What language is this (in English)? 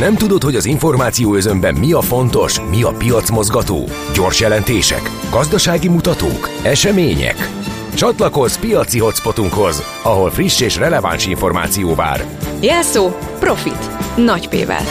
Hungarian